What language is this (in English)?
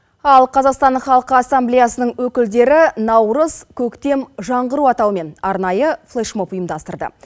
Kazakh